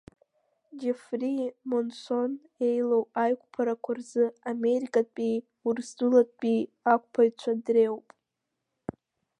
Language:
Abkhazian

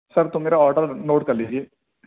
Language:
Urdu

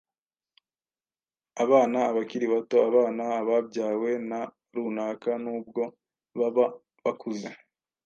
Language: Kinyarwanda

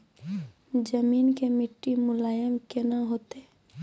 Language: Maithili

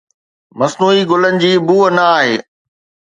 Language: Sindhi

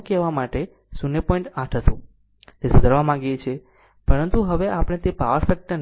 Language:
Gujarati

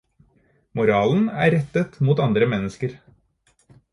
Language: Norwegian Bokmål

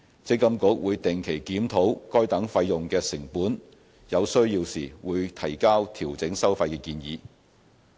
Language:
Cantonese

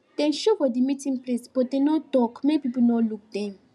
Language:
Nigerian Pidgin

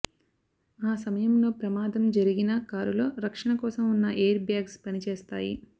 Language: Telugu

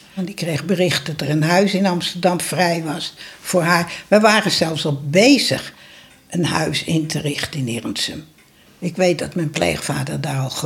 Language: Dutch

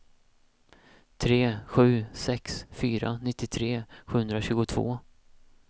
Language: Swedish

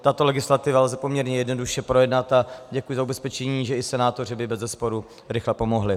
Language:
Czech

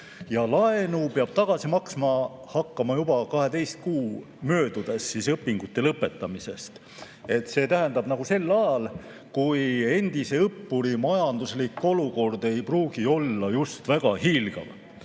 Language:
Estonian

